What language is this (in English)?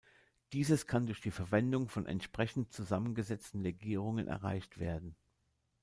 German